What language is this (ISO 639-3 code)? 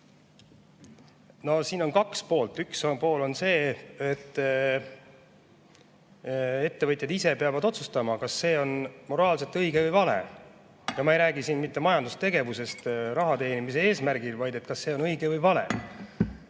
est